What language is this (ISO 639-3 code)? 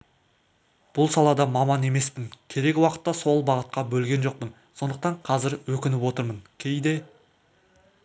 kaz